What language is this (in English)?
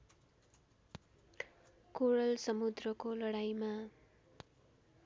Nepali